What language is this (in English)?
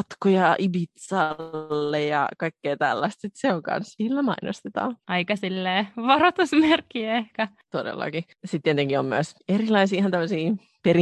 Finnish